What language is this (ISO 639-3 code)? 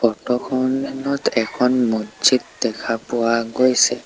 asm